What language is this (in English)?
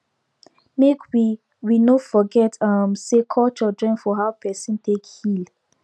Nigerian Pidgin